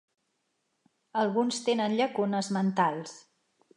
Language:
Catalan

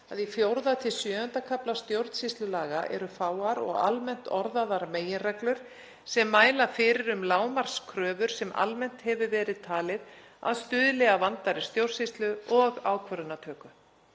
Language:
Icelandic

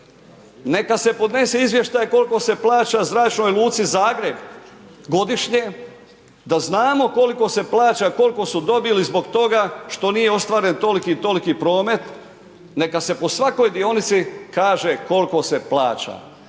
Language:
Croatian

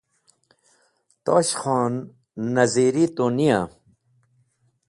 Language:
Wakhi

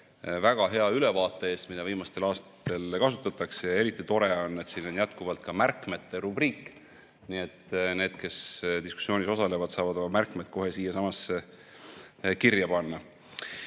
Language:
Estonian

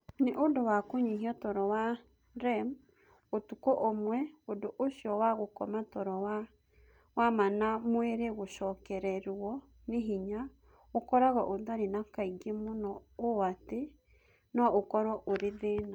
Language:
Kikuyu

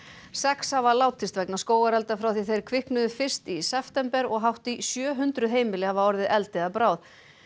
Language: Icelandic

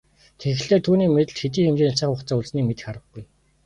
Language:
Mongolian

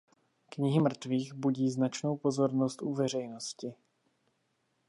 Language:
Czech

